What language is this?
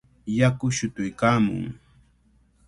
Cajatambo North Lima Quechua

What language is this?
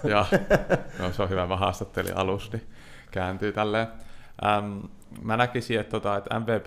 Finnish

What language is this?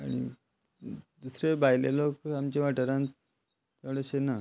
Konkani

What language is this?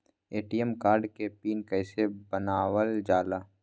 Magahi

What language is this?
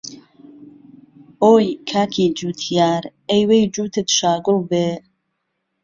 Central Kurdish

